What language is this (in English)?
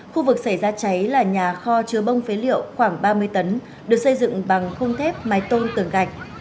Vietnamese